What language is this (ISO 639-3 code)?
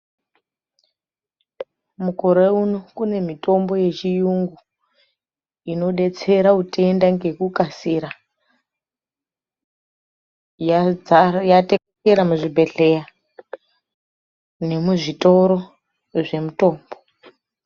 ndc